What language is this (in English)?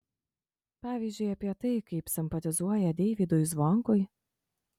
Lithuanian